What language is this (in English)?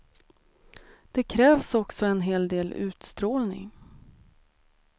Swedish